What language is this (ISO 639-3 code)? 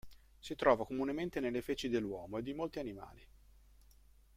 ita